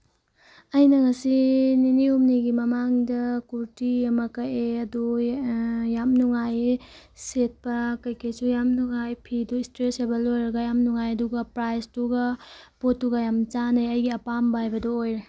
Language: Manipuri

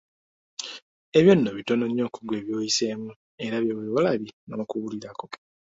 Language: Ganda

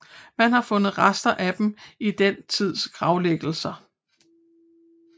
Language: Danish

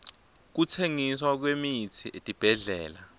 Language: Swati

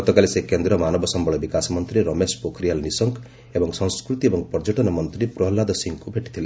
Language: Odia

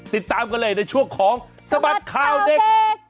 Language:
Thai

